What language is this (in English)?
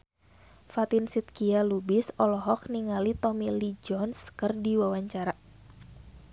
Sundanese